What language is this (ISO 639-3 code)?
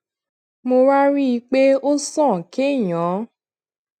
yor